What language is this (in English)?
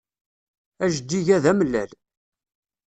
Kabyle